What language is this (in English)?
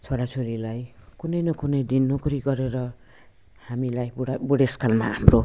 Nepali